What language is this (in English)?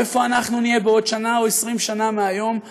Hebrew